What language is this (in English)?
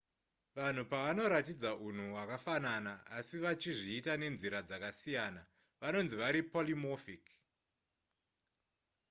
Shona